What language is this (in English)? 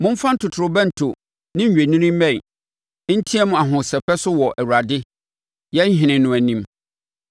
Akan